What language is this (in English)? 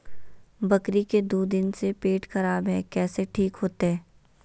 Magahi